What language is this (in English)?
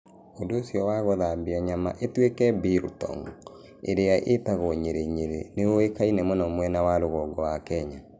Kikuyu